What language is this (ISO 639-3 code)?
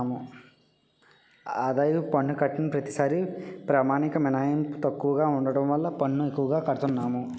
tel